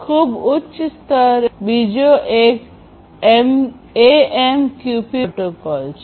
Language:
Gujarati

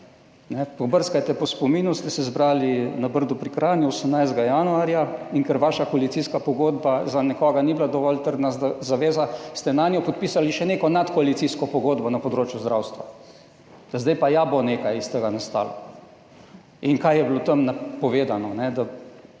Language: Slovenian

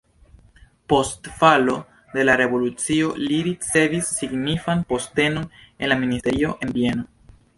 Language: Esperanto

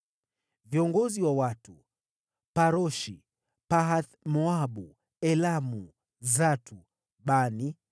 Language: Swahili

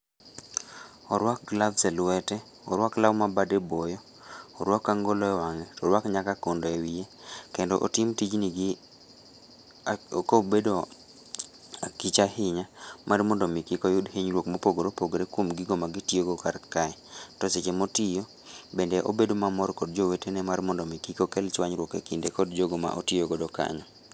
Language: Luo (Kenya and Tanzania)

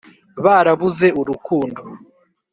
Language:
Kinyarwanda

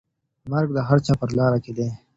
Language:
Pashto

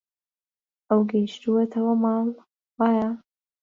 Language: Central Kurdish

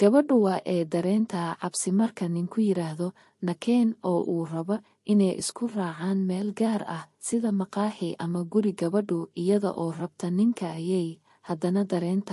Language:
Arabic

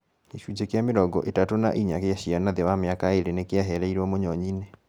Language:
Kikuyu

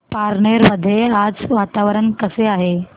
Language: Marathi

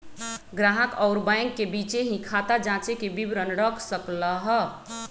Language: Magahi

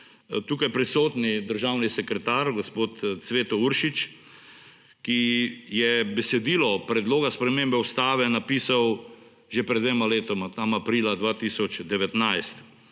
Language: Slovenian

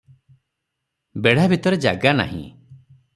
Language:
Odia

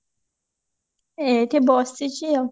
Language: Odia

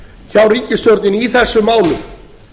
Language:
Icelandic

